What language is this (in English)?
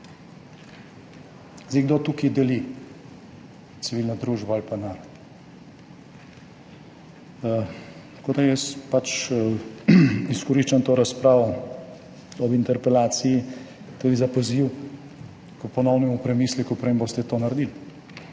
Slovenian